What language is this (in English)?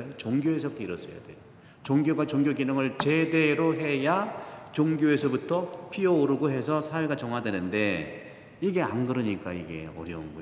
Korean